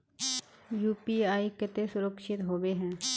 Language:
Magahi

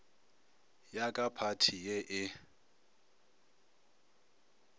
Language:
Northern Sotho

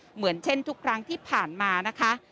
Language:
Thai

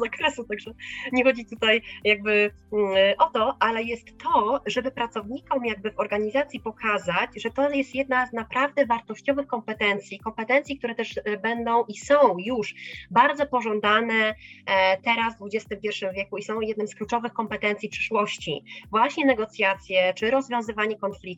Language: Polish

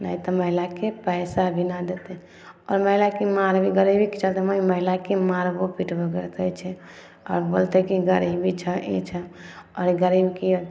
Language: Maithili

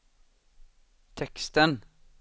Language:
Swedish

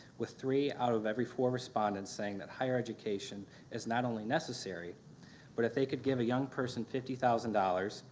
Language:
English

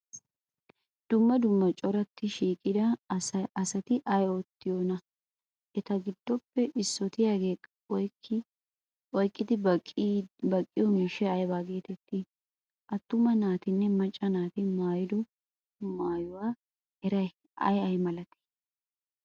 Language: Wolaytta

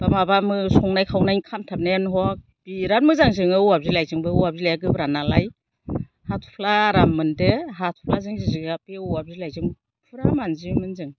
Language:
Bodo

